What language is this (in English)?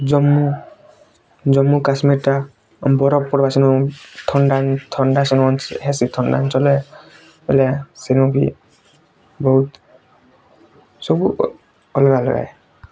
Odia